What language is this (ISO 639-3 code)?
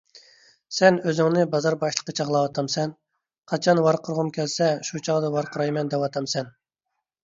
uig